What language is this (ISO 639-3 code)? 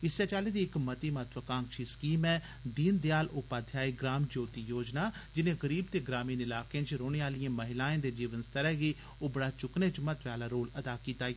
doi